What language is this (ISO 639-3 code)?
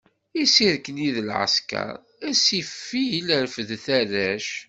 kab